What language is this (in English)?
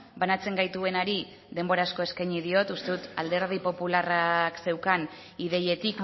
Basque